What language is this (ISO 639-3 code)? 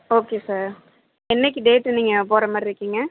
tam